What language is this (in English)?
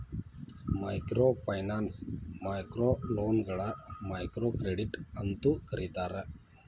Kannada